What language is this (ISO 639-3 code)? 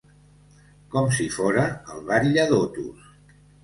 cat